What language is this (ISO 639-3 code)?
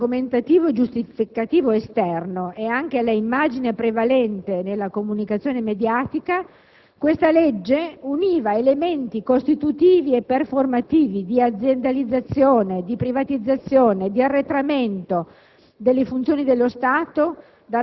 ita